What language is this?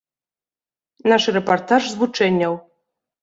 Belarusian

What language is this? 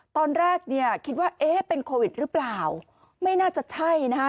Thai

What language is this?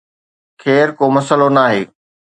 Sindhi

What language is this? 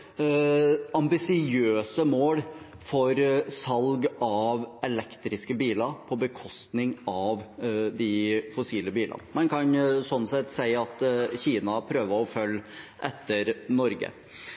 Norwegian Bokmål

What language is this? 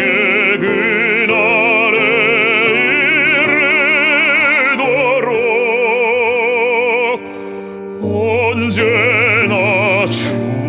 Korean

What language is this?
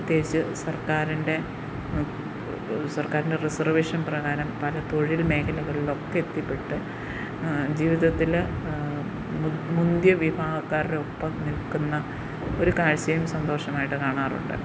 Malayalam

